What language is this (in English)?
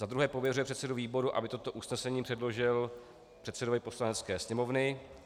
Czech